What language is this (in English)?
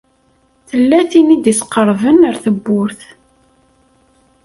Kabyle